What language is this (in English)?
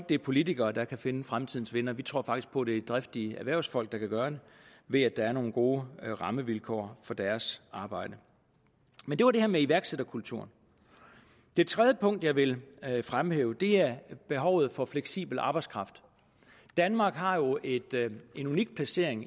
Danish